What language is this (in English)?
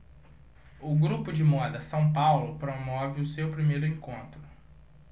Portuguese